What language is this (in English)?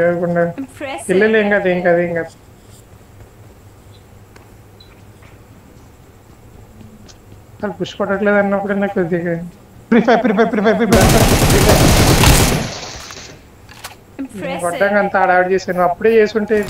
Arabic